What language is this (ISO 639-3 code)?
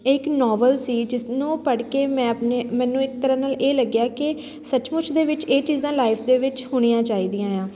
pan